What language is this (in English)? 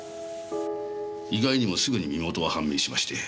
Japanese